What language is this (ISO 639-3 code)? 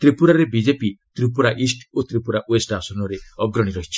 ori